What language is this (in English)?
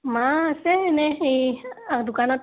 Assamese